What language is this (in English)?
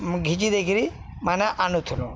Odia